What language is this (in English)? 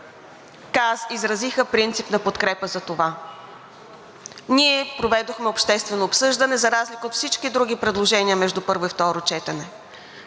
Bulgarian